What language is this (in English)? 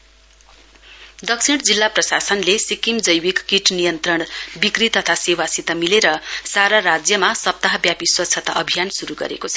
Nepali